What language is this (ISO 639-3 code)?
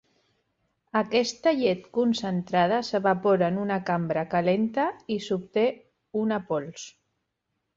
cat